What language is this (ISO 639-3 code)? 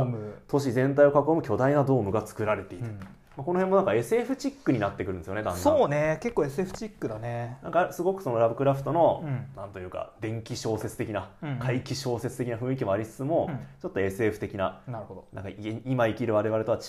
jpn